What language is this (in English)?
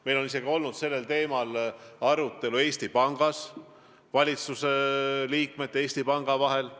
Estonian